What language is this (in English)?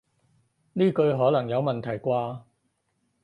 Cantonese